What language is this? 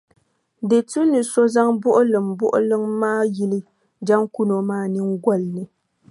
Dagbani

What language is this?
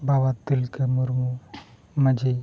Santali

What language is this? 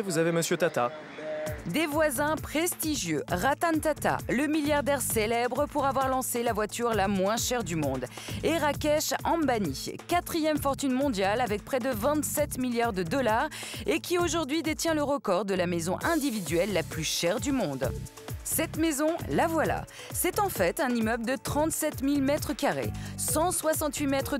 French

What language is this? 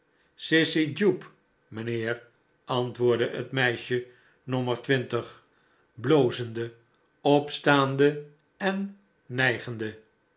Dutch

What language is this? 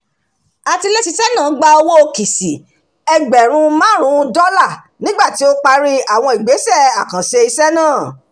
Yoruba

